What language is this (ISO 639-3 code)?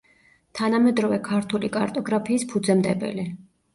kat